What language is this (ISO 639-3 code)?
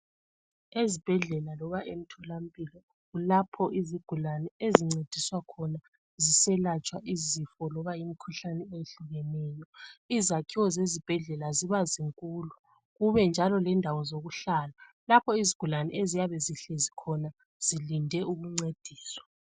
nde